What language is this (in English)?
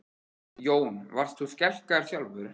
Icelandic